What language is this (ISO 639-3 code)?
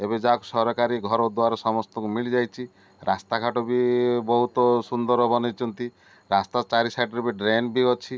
ori